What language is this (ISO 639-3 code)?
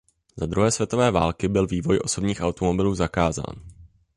ces